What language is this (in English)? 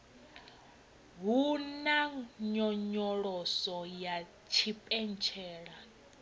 Venda